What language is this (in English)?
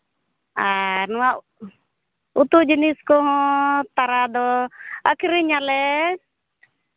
Santali